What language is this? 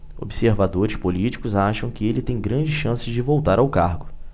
Portuguese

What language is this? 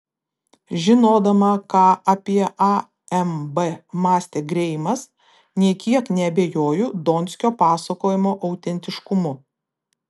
Lithuanian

